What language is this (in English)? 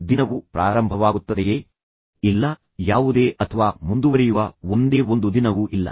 Kannada